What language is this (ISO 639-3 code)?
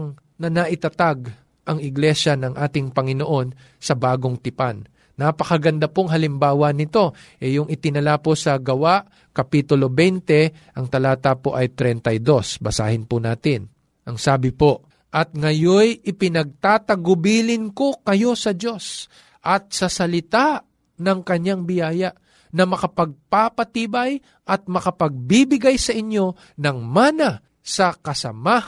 fil